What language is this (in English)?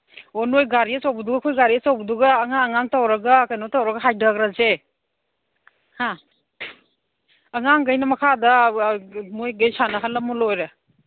Manipuri